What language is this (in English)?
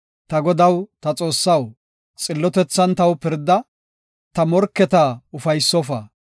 Gofa